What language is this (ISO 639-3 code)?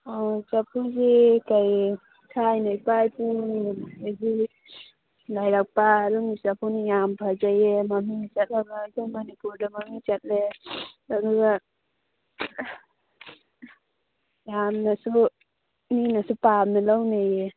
mni